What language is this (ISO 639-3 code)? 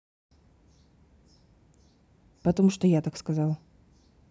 rus